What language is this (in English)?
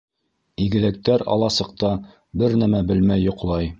Bashkir